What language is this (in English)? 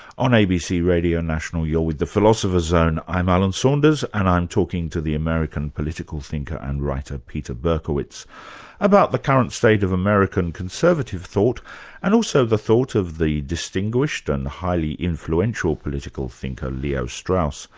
English